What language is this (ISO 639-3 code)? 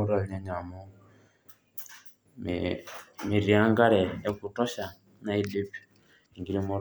mas